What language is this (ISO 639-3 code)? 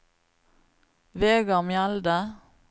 nor